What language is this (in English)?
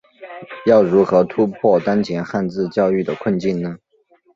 Chinese